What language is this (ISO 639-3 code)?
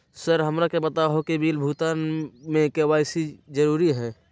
mag